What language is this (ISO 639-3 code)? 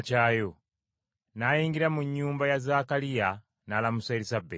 lug